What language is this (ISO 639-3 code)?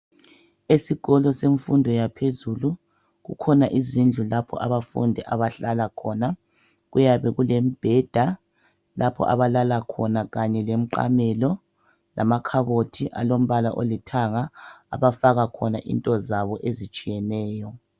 nde